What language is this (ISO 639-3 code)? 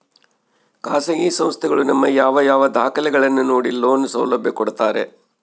kan